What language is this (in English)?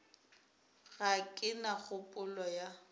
Northern Sotho